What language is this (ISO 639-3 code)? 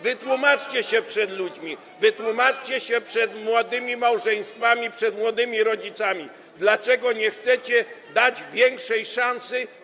pol